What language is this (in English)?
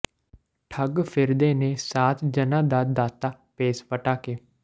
Punjabi